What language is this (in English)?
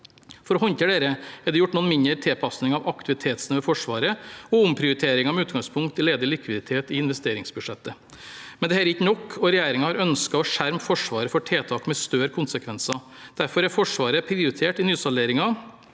Norwegian